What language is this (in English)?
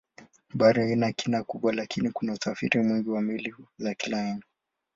Swahili